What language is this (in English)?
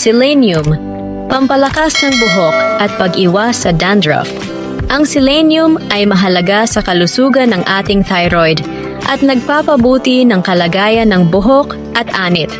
Filipino